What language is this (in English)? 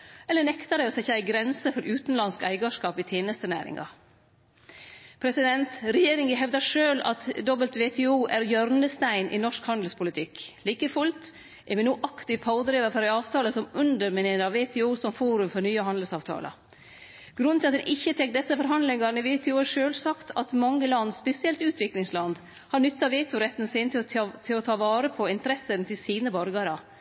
Norwegian Nynorsk